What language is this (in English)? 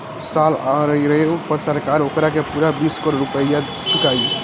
Bhojpuri